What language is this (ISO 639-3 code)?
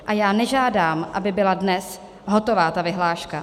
ces